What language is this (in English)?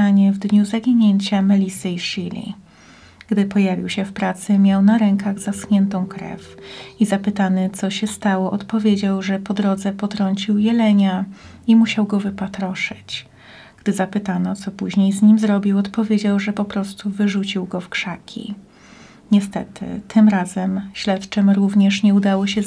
Polish